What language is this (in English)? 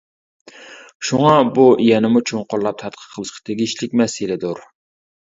Uyghur